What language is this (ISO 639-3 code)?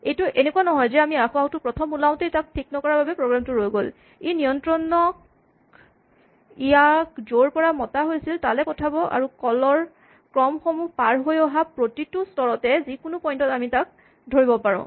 asm